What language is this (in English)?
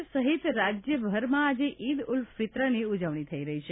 Gujarati